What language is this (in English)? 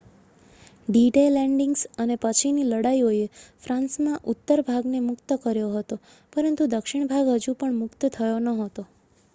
Gujarati